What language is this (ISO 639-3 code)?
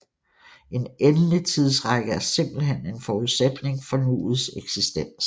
dan